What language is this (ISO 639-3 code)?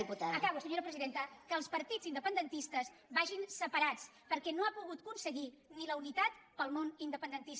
cat